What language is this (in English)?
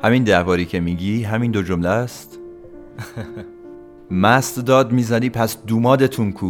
Persian